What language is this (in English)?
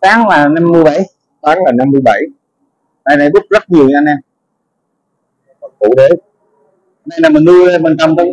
Vietnamese